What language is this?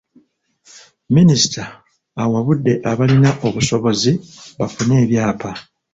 Ganda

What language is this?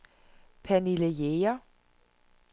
Danish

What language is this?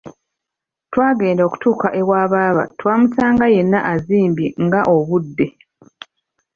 Ganda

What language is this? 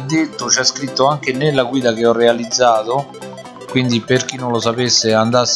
Italian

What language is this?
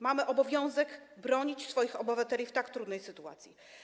Polish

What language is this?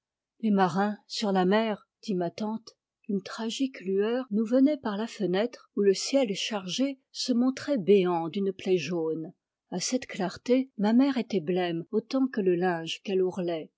French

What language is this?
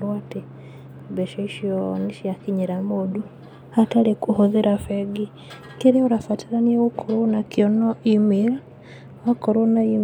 Kikuyu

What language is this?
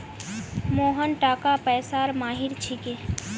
Magahi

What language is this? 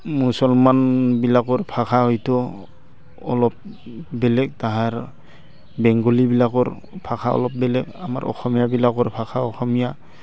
Assamese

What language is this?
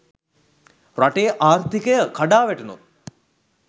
Sinhala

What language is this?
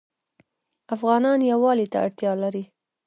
Pashto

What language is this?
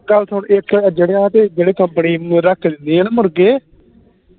Punjabi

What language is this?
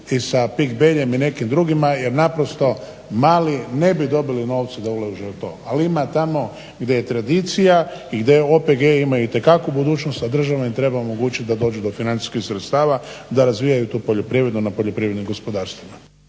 Croatian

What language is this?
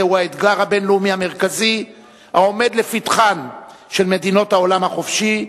Hebrew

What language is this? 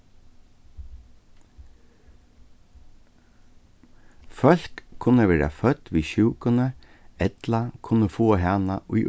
Faroese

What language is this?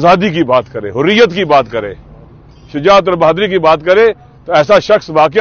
Arabic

